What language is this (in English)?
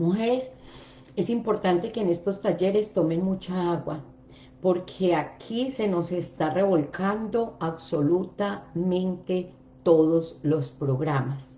Spanish